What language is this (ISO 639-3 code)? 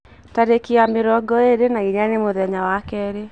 kik